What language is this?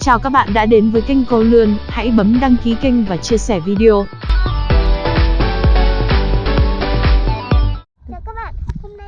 Vietnamese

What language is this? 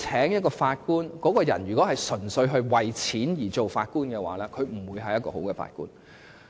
Cantonese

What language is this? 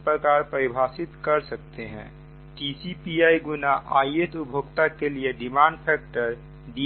Hindi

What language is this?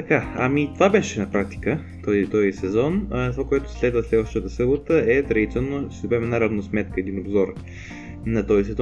Bulgarian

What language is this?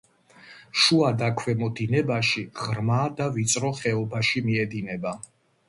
Georgian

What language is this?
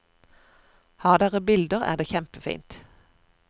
Norwegian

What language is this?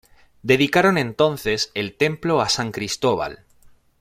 Spanish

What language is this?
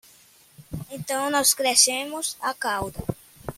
Portuguese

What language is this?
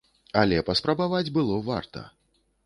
Belarusian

